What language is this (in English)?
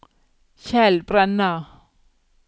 Norwegian